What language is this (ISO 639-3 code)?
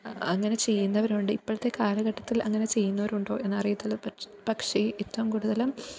mal